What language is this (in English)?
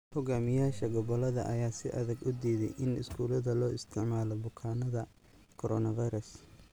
Somali